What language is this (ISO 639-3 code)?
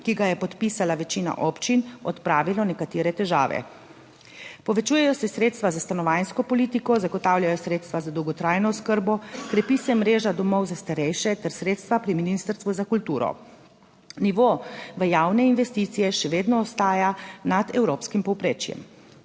slv